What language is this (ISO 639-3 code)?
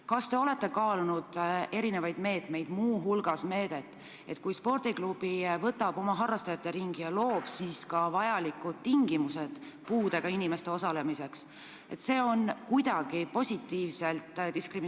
est